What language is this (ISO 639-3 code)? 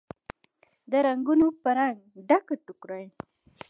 pus